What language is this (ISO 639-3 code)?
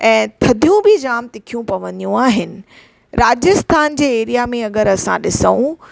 snd